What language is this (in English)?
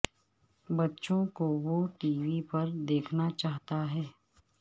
Urdu